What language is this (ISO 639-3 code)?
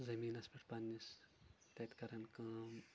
kas